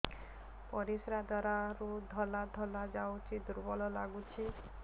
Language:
Odia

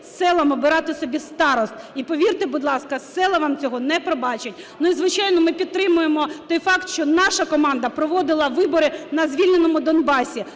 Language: Ukrainian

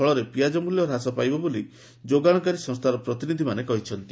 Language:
Odia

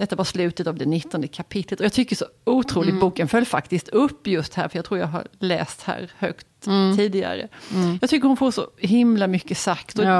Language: Swedish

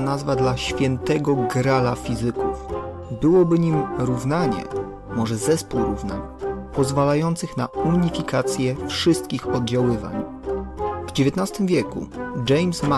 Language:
Polish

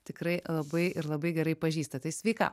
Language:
Lithuanian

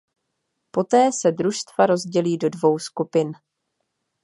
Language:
Czech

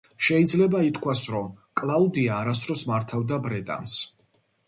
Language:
Georgian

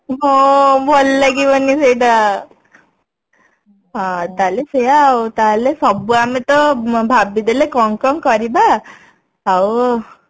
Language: Odia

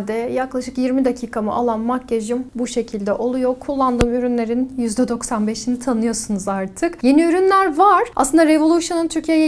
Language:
Turkish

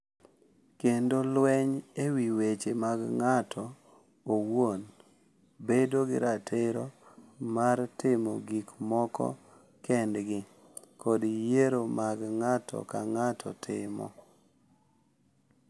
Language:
Luo (Kenya and Tanzania)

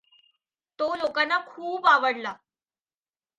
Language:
Marathi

